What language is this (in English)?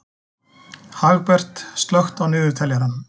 Icelandic